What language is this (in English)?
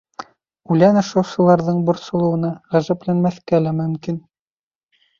Bashkir